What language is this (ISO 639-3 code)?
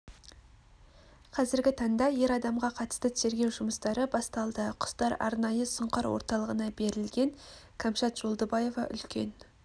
kaz